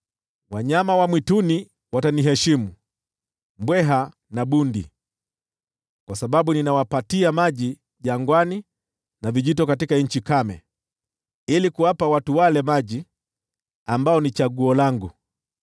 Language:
Swahili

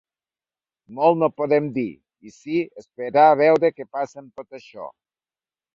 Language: Catalan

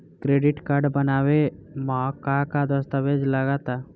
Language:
Bhojpuri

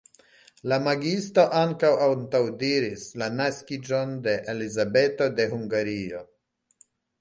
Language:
Esperanto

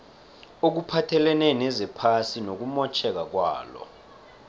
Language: South Ndebele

